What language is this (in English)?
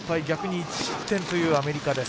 Japanese